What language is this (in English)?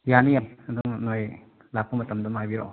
Manipuri